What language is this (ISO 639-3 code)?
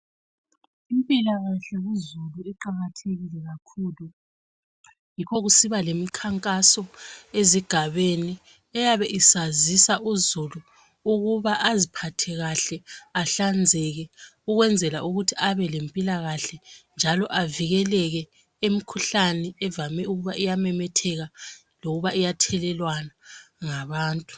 nde